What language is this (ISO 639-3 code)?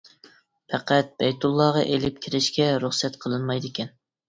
uig